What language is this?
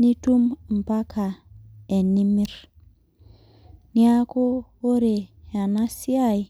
Masai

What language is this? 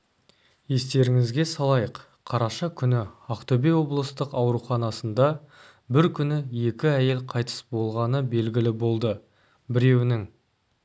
Kazakh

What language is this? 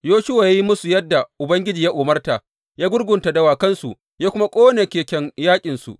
Hausa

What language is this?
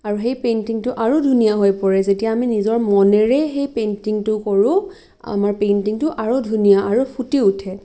Assamese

